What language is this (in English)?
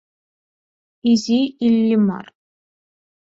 Mari